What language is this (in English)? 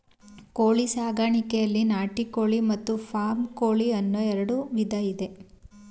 Kannada